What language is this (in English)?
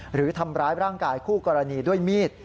Thai